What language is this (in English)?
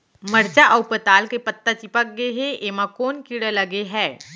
Chhattisgarhi